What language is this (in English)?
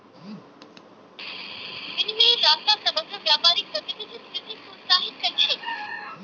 Magahi